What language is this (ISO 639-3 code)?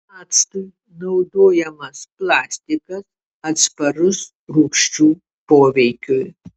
lit